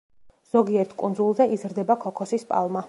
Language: Georgian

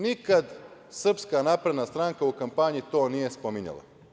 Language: Serbian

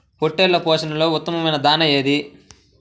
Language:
Telugu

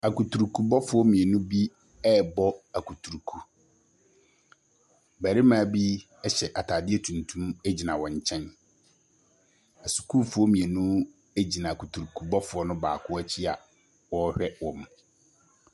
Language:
Akan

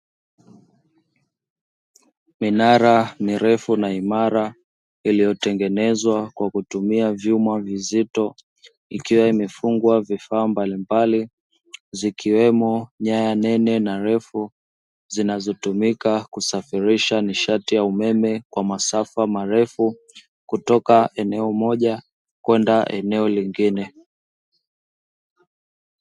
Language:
Swahili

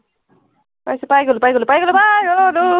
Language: Assamese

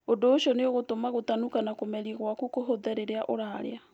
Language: Kikuyu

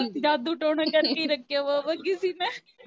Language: Punjabi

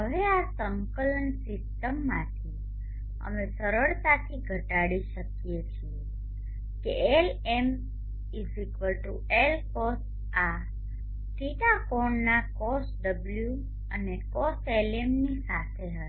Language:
Gujarati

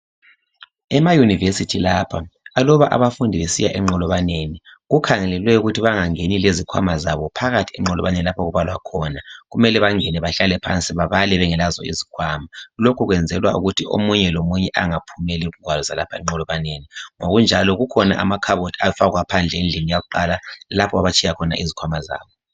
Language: North Ndebele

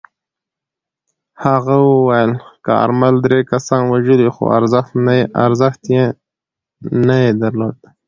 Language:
Pashto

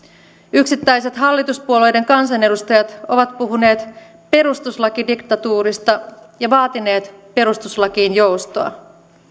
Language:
Finnish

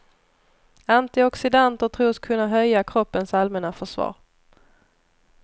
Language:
Swedish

